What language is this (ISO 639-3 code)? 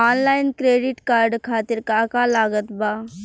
bho